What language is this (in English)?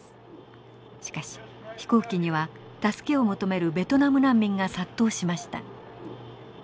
Japanese